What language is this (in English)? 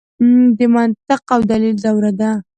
Pashto